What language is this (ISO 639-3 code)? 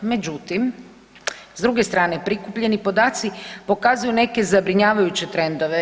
hrv